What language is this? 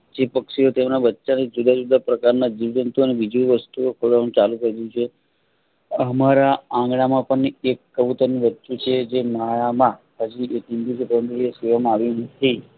Gujarati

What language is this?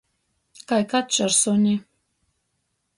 Latgalian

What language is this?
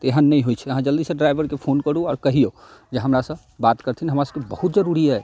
Maithili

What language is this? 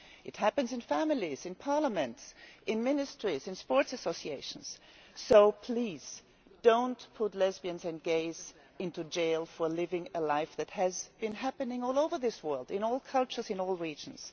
English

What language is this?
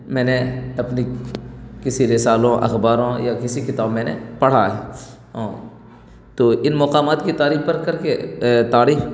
Urdu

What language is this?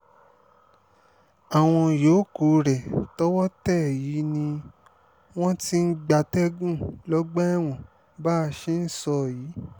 Yoruba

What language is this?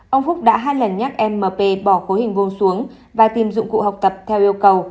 Vietnamese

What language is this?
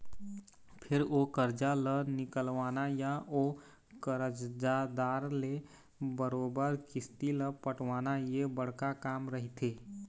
Chhattisgarhi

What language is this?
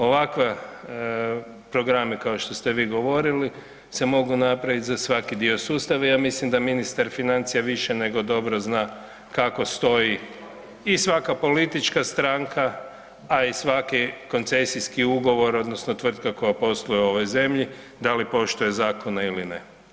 Croatian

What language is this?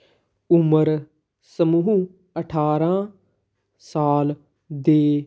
Punjabi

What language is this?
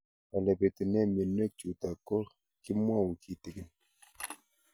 Kalenjin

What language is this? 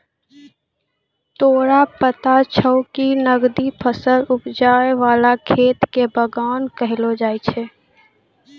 Maithili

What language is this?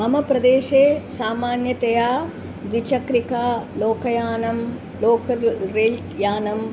Sanskrit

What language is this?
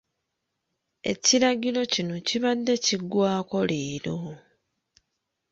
Ganda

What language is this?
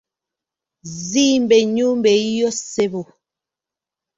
Ganda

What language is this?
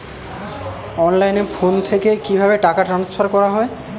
Bangla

